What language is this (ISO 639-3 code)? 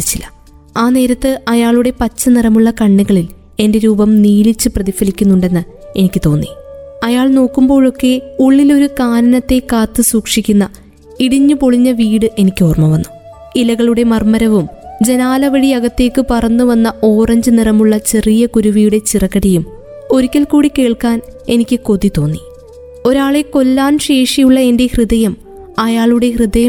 mal